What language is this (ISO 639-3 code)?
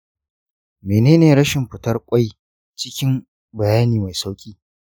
hau